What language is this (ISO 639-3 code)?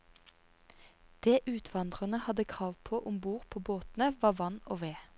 nor